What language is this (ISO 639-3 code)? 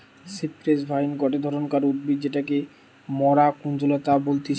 ben